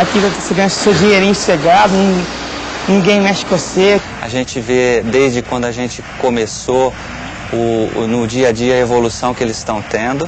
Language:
Portuguese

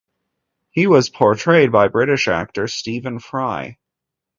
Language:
English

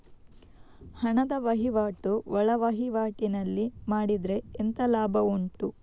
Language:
Kannada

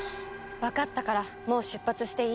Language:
Japanese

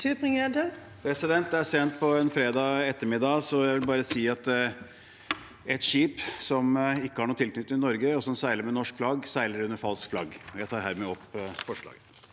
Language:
Norwegian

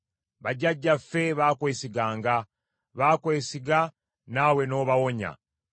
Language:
Ganda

